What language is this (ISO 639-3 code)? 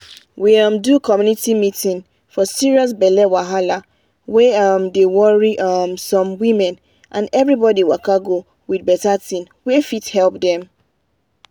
pcm